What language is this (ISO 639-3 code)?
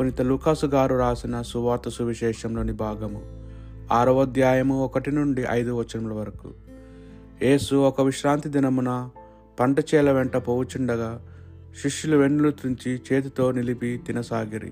tel